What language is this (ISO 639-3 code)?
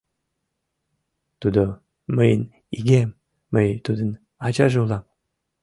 chm